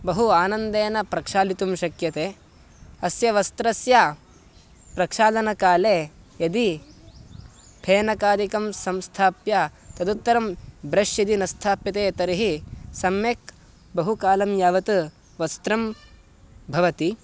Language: Sanskrit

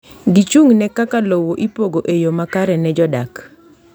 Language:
Luo (Kenya and Tanzania)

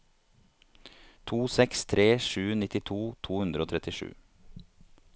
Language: Norwegian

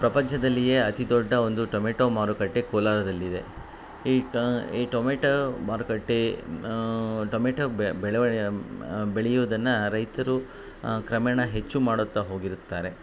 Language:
Kannada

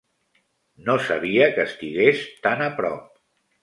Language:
Catalan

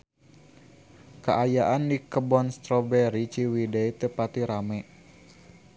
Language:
Sundanese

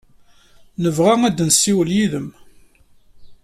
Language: Kabyle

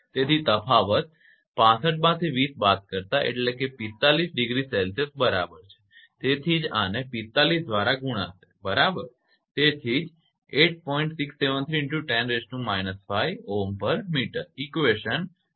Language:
Gujarati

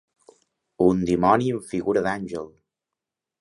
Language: Catalan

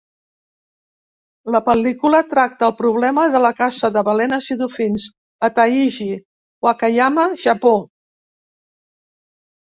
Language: Catalan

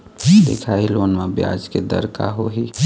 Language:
Chhattisgarhi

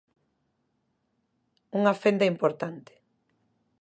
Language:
Galician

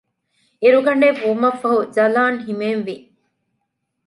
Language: Divehi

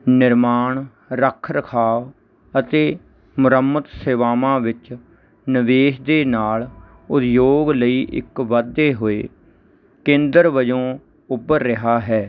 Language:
Punjabi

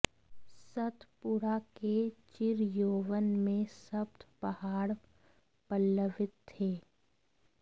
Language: Hindi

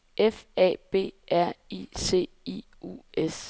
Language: Danish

